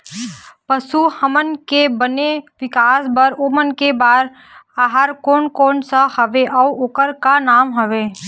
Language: Chhattisgarhi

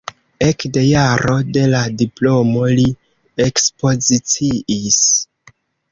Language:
Esperanto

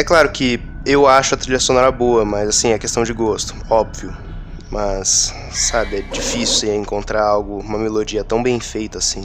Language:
Portuguese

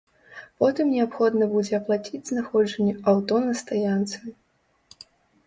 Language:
Belarusian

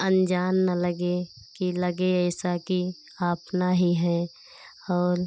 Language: Hindi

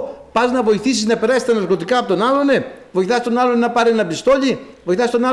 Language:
Greek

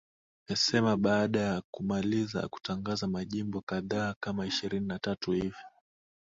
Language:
Swahili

